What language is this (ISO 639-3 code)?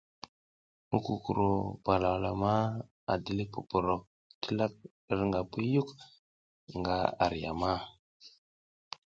giz